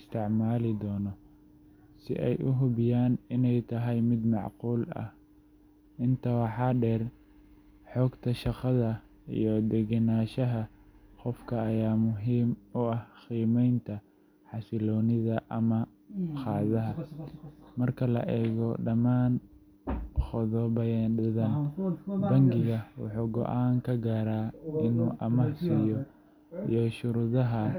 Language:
Somali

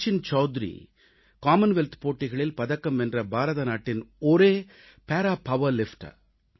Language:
Tamil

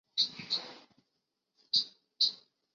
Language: Chinese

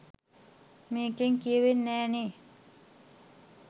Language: Sinhala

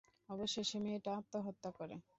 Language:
Bangla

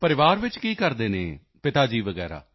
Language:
Punjabi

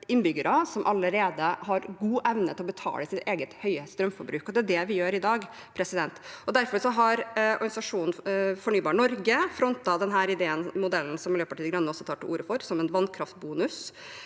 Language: Norwegian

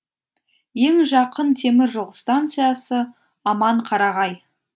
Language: Kazakh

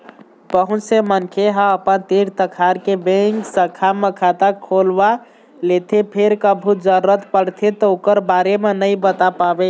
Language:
Chhattisgarhi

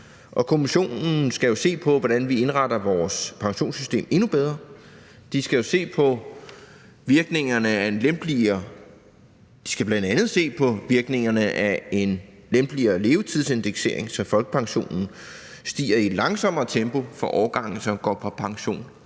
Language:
Danish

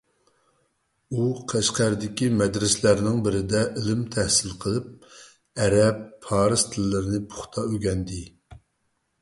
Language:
Uyghur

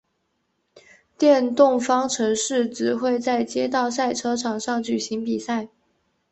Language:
Chinese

